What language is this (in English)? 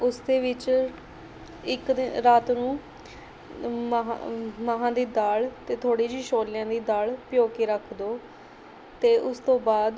Punjabi